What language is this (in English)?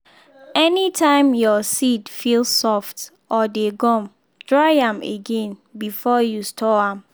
Nigerian Pidgin